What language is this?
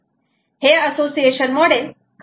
Marathi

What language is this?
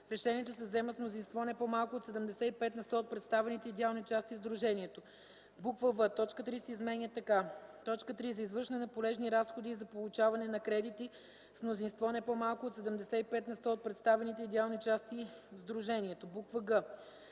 Bulgarian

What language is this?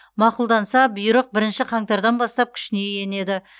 Kazakh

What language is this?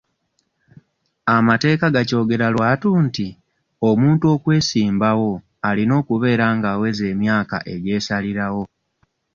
Ganda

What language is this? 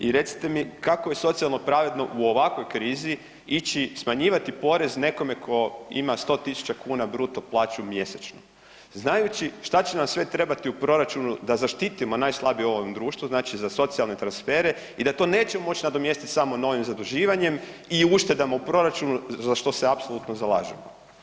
Croatian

